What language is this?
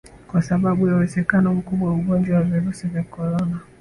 Swahili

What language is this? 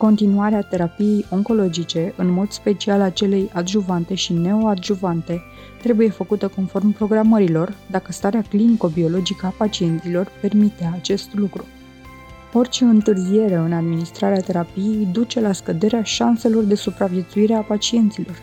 Romanian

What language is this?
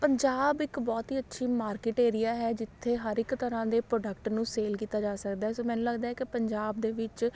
Punjabi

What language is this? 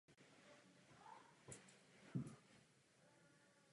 Czech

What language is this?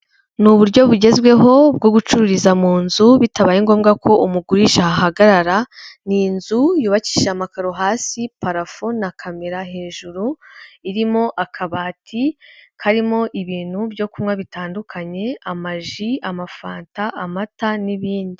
Kinyarwanda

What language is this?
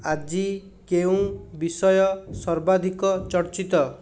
Odia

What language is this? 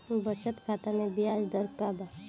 Bhojpuri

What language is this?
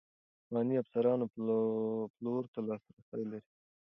Pashto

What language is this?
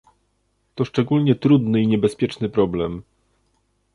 Polish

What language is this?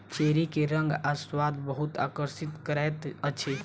Maithili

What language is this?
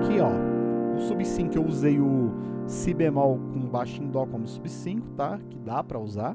Portuguese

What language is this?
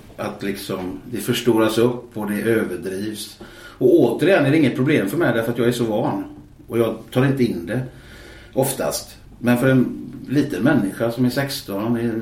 Swedish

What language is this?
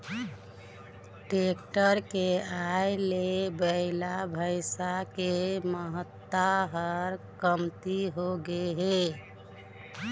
Chhattisgarhi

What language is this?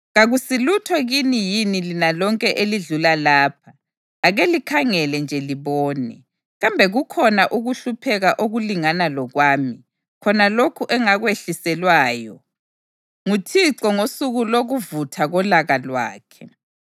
North Ndebele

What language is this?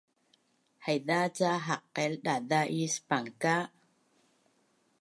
Bunun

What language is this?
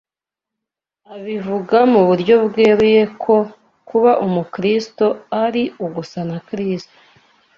Kinyarwanda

